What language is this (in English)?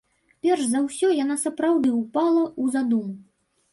Belarusian